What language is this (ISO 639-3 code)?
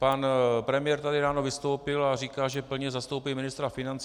ces